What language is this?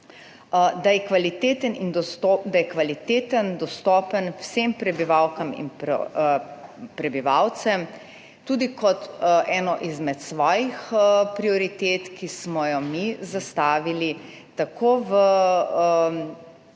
Slovenian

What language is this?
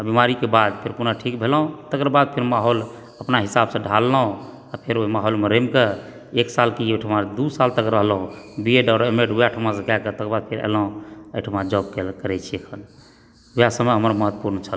Maithili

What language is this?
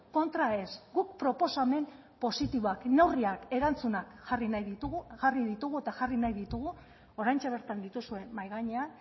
Basque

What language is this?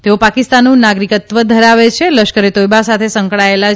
Gujarati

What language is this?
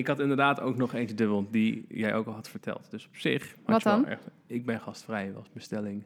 Dutch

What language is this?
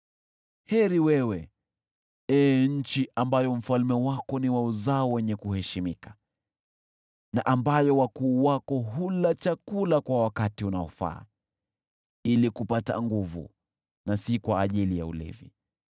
Swahili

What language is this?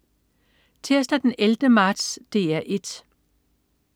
Danish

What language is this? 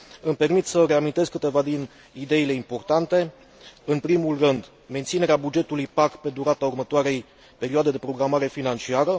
Romanian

